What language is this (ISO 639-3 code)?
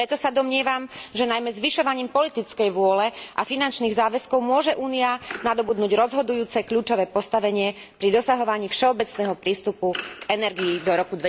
slk